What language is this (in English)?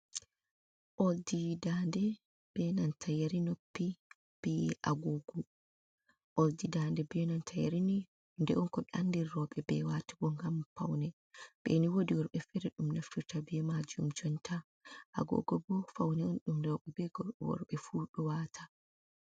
Fula